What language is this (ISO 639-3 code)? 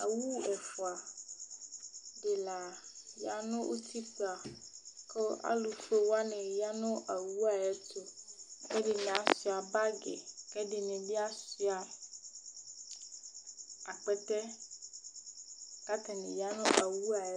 kpo